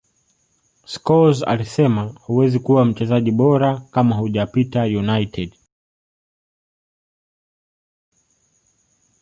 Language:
Swahili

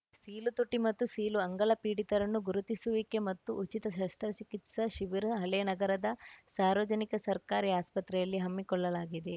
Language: Kannada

